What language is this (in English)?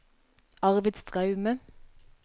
Norwegian